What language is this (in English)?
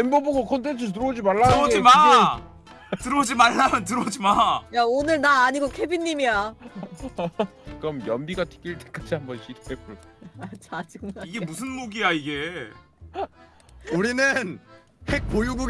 Korean